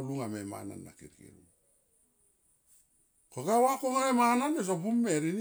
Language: Tomoip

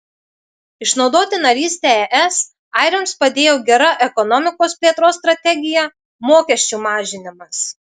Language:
Lithuanian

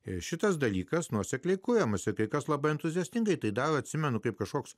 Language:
Lithuanian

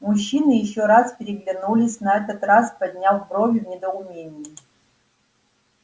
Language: Russian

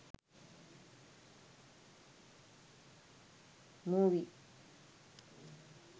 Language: Sinhala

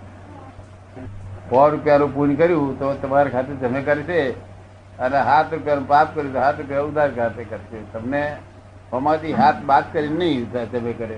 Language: Gujarati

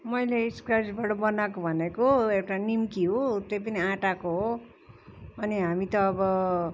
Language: Nepali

